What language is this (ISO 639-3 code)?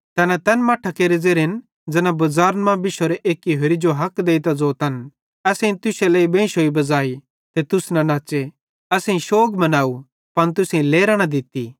bhd